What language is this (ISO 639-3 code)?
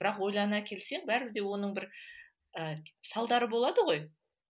kaz